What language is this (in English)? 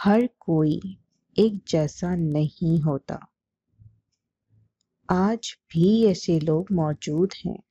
Urdu